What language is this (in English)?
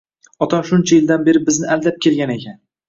Uzbek